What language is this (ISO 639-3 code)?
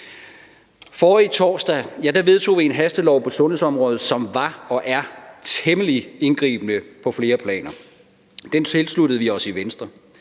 dan